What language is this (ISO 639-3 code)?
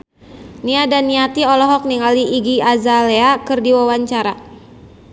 sun